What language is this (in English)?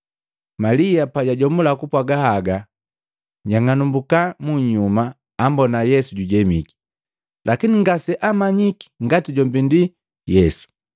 Matengo